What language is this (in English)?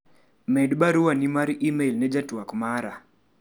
Luo (Kenya and Tanzania)